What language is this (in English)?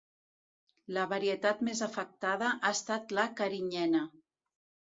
Catalan